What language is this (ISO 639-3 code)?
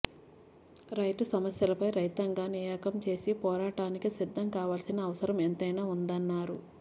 tel